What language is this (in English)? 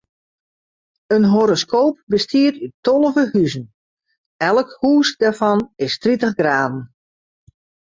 Western Frisian